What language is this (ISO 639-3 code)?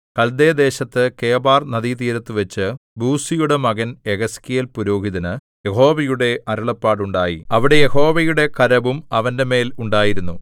mal